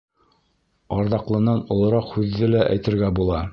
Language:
Bashkir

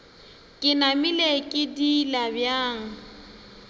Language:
Northern Sotho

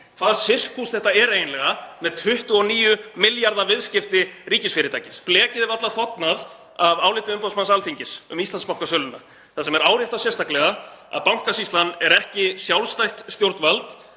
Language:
Icelandic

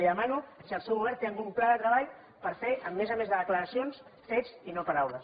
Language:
Catalan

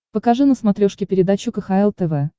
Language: Russian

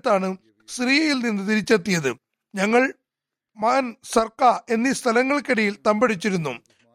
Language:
Malayalam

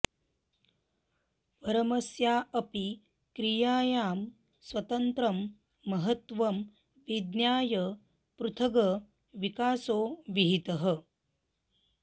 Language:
Sanskrit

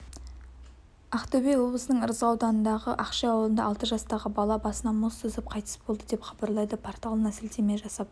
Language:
Kazakh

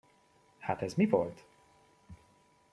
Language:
Hungarian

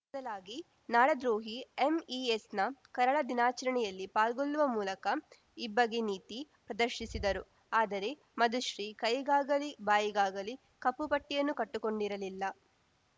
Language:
Kannada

